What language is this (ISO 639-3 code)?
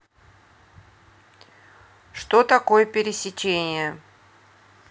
rus